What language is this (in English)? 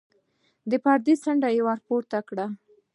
Pashto